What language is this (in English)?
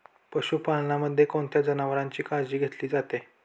Marathi